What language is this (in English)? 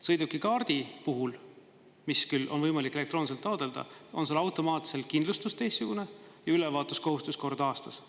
Estonian